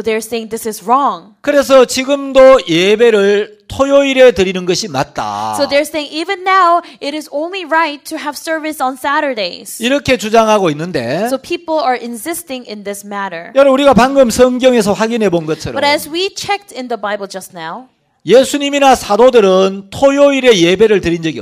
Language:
Korean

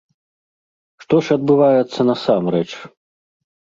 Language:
Belarusian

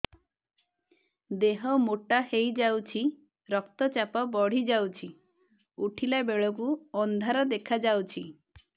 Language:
Odia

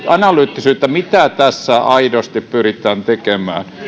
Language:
Finnish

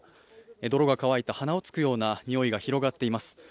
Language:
Japanese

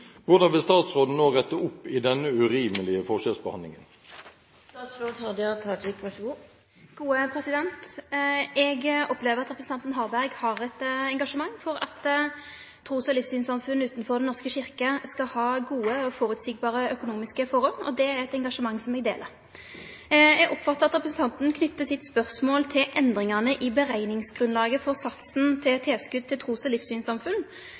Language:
Norwegian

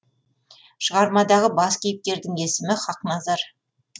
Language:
Kazakh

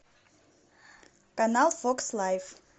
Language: Russian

